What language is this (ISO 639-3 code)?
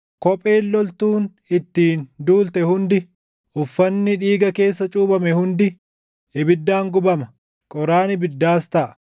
orm